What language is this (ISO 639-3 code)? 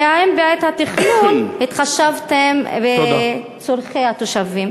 heb